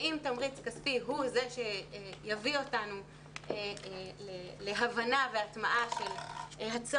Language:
Hebrew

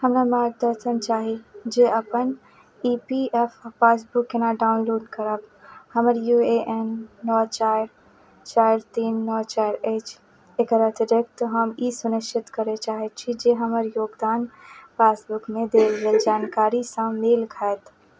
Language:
Maithili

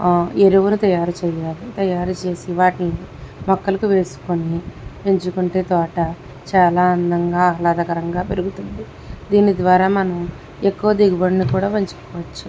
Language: Telugu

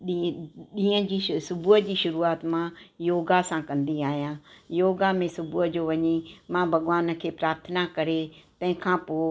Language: Sindhi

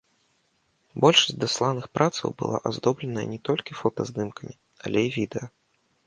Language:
Belarusian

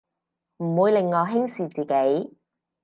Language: Cantonese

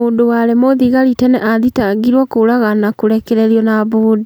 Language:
Kikuyu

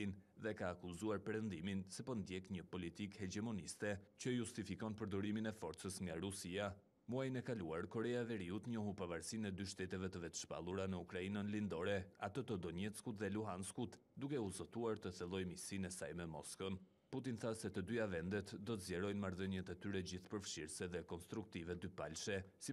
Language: Romanian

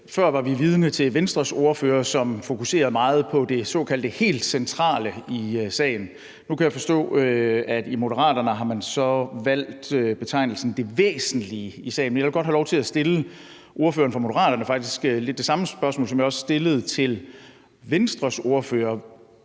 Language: Danish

